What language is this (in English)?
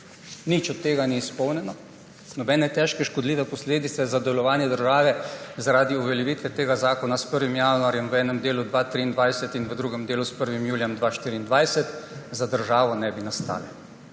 Slovenian